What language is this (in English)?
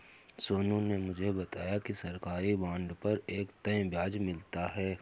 Hindi